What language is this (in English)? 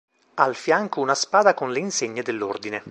Italian